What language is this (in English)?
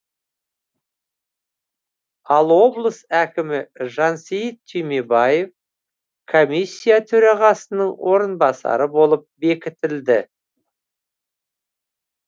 Kazakh